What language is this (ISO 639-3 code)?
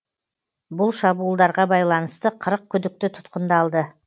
kaz